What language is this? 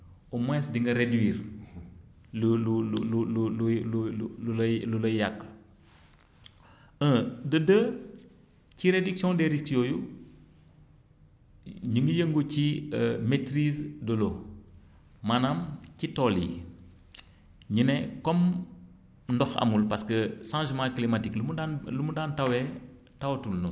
Wolof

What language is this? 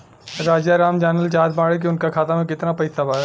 Bhojpuri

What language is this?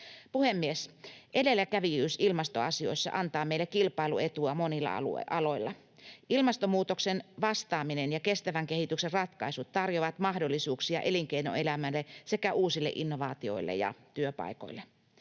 Finnish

